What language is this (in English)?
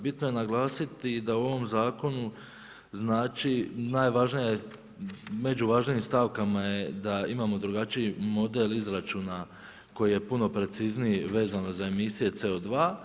Croatian